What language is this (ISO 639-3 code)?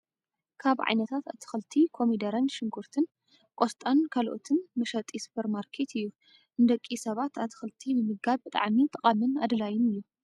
tir